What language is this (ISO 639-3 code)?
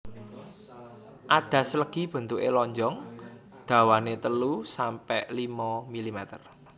jav